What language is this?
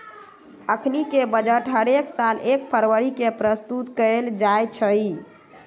Magahi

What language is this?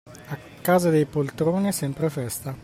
Italian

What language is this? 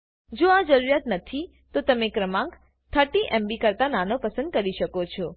Gujarati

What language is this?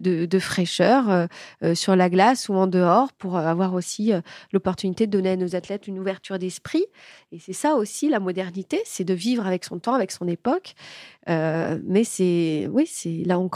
French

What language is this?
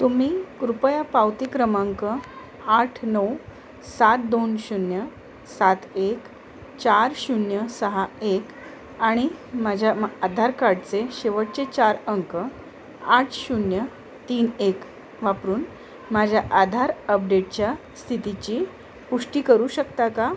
Marathi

